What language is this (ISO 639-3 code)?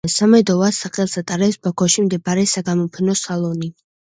kat